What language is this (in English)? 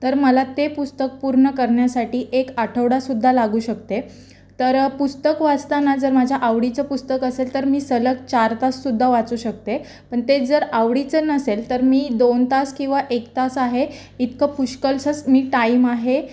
Marathi